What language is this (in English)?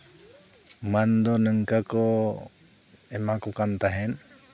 Santali